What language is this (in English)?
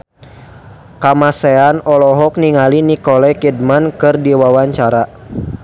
Sundanese